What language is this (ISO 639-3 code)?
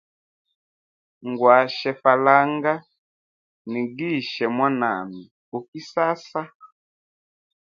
hem